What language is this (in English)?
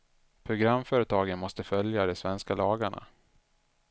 Swedish